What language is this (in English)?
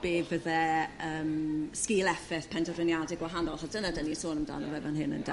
Welsh